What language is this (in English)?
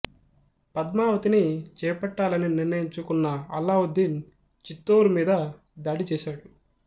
Telugu